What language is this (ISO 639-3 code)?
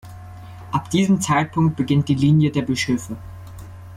deu